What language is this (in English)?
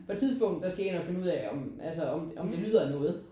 Danish